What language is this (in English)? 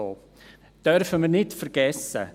Swiss German